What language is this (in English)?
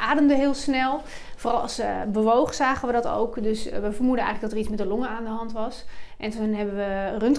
Dutch